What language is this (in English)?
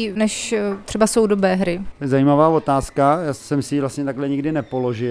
Czech